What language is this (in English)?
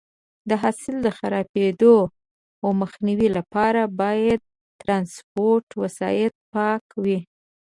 Pashto